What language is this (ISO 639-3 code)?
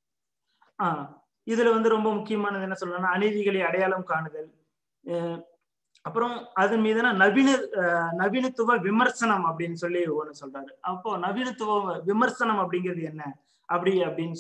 tam